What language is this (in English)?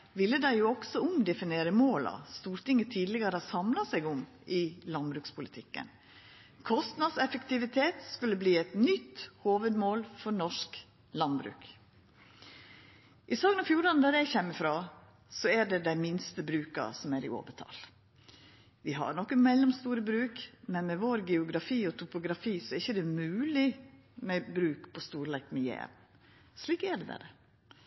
Norwegian Nynorsk